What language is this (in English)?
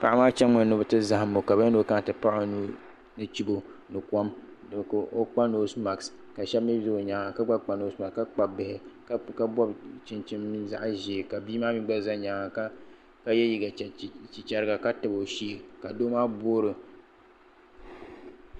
Dagbani